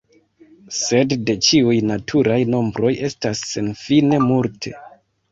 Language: Esperanto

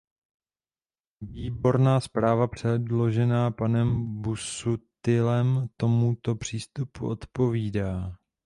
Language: Czech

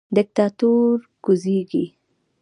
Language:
Pashto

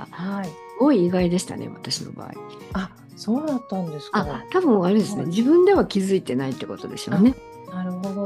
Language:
Japanese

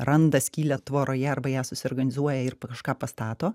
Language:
Lithuanian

